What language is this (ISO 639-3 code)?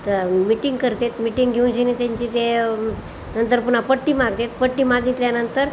mar